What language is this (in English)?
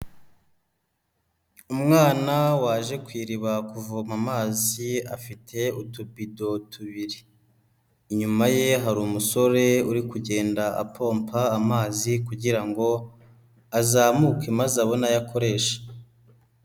Kinyarwanda